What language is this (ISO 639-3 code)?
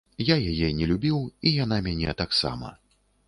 bel